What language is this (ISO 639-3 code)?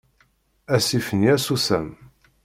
kab